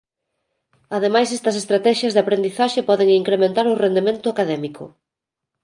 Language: Galician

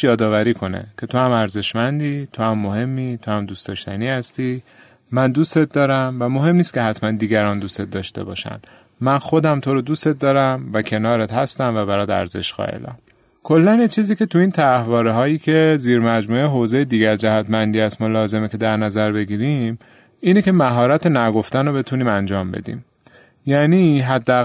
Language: Persian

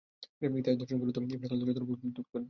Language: Bangla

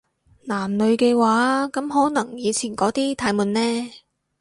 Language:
Cantonese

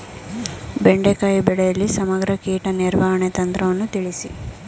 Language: Kannada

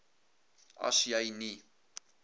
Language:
Afrikaans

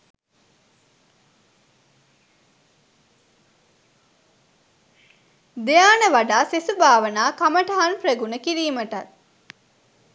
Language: Sinhala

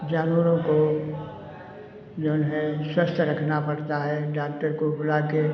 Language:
Hindi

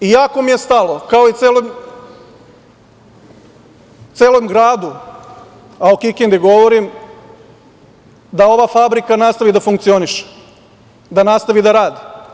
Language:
Serbian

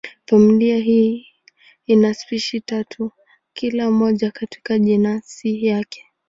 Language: Swahili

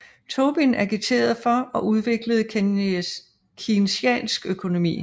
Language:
Danish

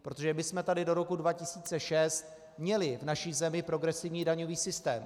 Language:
Czech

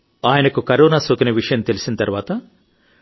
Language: Telugu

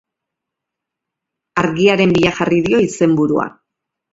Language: Basque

